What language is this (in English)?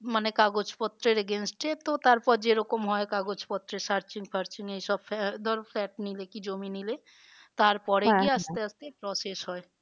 Bangla